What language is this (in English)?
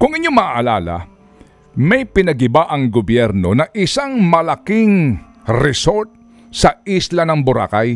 Filipino